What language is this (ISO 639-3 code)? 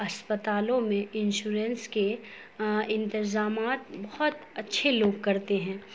urd